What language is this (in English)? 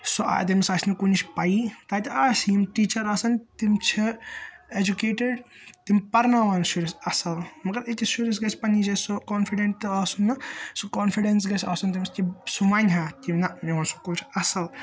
Kashmiri